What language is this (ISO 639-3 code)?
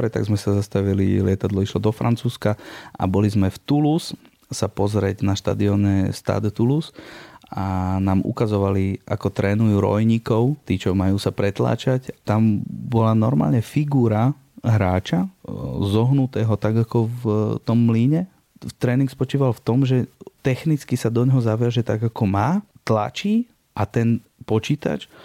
slk